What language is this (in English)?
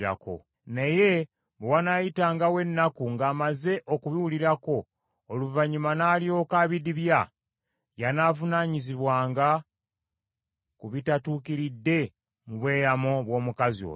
Ganda